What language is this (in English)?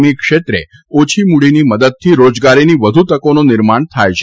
Gujarati